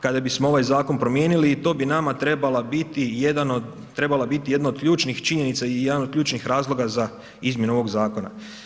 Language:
Croatian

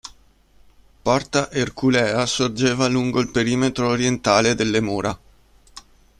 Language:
Italian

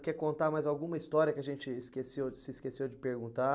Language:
Portuguese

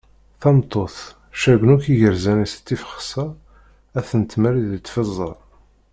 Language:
Kabyle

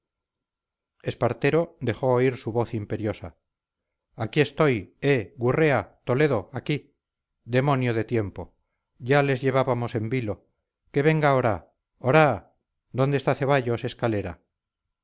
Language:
Spanish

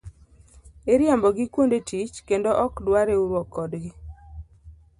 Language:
Luo (Kenya and Tanzania)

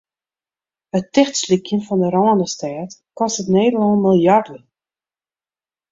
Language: Western Frisian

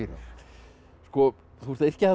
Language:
Icelandic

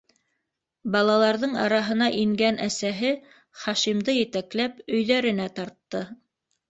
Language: Bashkir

